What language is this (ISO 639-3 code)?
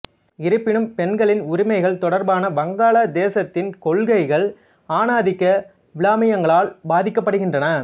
tam